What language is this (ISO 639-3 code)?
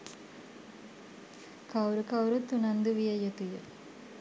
sin